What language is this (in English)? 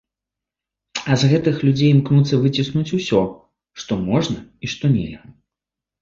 Belarusian